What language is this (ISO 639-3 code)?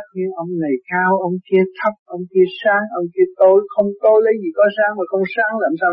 vie